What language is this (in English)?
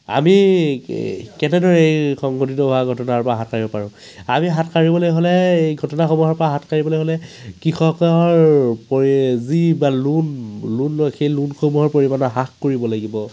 Assamese